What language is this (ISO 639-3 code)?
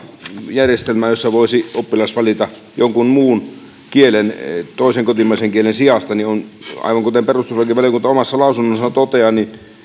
fin